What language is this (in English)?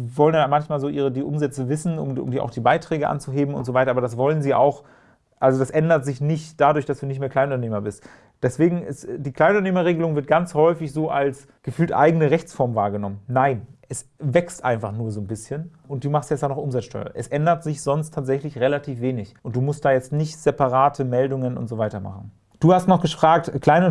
German